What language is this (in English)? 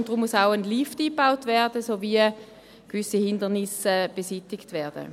Swiss German